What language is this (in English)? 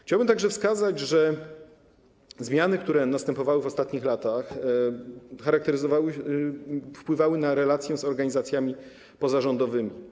Polish